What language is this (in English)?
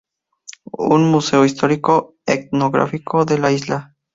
Spanish